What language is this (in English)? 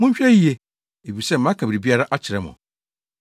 Akan